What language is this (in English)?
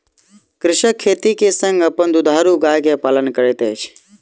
Maithili